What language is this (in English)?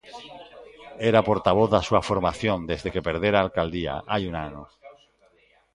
Galician